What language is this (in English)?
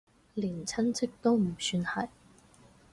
Cantonese